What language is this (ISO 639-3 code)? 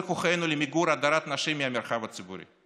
heb